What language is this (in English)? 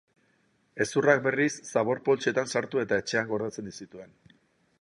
Basque